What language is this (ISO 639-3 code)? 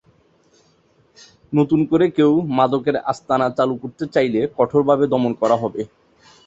ben